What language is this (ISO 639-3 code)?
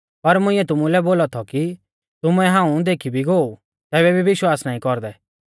bfz